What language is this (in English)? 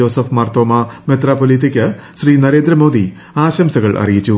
Malayalam